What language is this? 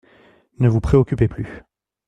French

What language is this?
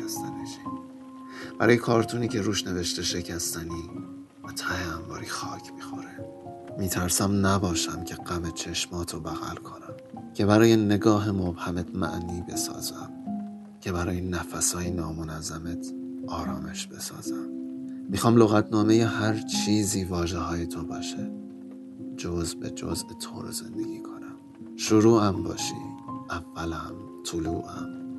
Persian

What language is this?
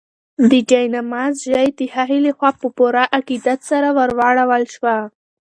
Pashto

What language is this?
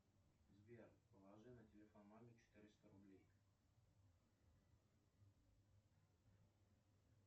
Russian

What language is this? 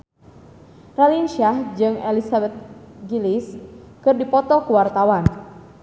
Sundanese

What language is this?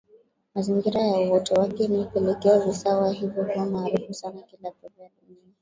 Swahili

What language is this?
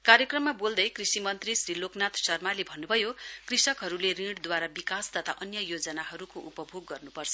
Nepali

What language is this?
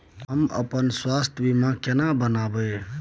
Maithili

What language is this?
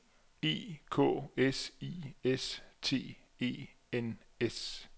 Danish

